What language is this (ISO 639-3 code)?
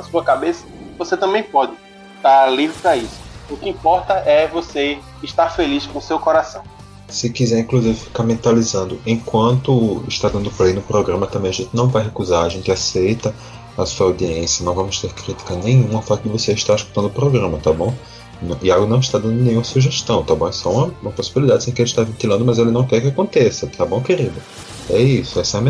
por